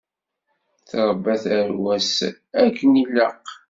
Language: Kabyle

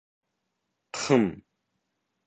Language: Bashkir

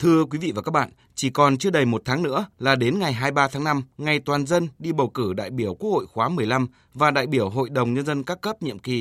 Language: Vietnamese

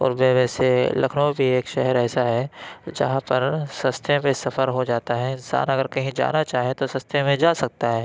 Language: Urdu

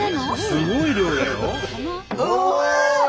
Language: Japanese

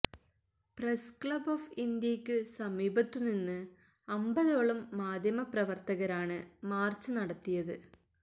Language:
Malayalam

